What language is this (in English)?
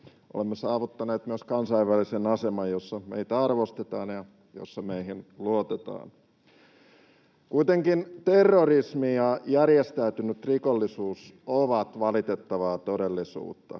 Finnish